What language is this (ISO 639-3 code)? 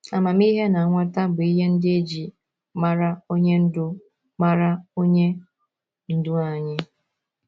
ibo